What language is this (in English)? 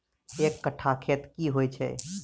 Maithili